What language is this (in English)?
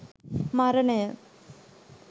Sinhala